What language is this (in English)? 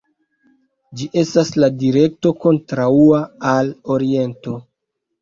Esperanto